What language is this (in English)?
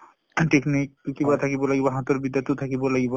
Assamese